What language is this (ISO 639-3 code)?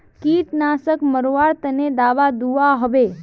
mag